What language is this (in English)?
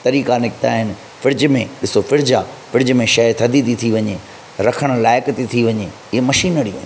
Sindhi